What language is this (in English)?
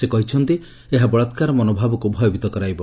Odia